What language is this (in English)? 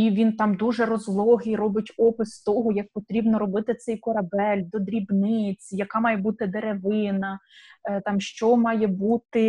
Ukrainian